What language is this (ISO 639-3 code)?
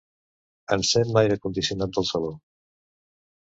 cat